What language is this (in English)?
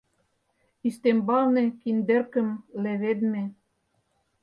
Mari